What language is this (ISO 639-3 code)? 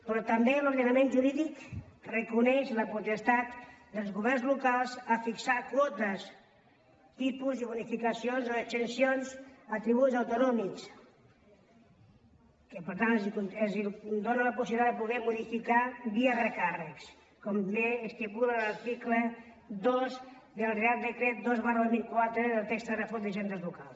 cat